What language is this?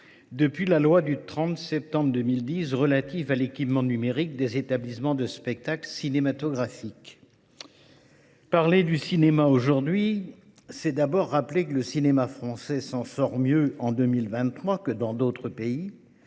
French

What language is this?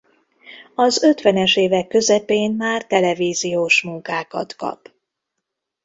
Hungarian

